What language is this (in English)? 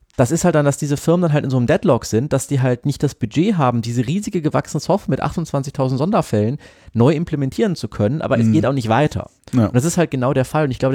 German